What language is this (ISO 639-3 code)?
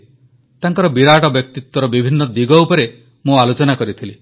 ori